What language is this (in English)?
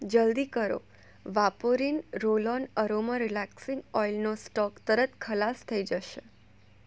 Gujarati